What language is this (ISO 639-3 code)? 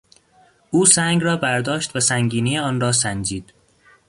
fas